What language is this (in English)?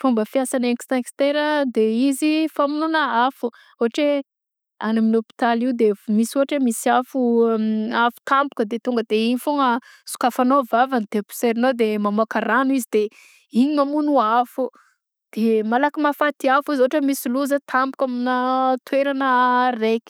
Southern Betsimisaraka Malagasy